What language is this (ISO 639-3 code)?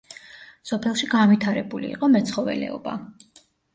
kat